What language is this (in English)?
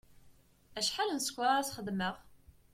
Kabyle